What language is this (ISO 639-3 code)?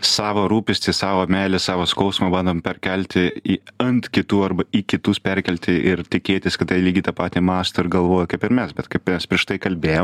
lit